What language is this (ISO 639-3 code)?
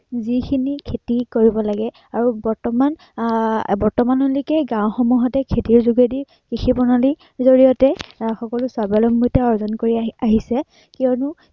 asm